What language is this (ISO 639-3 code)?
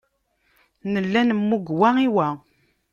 kab